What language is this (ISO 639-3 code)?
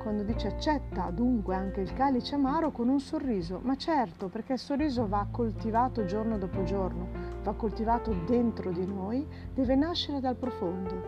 ita